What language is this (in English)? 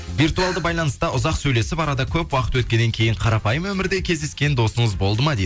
Kazakh